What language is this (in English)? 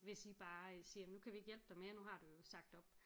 Danish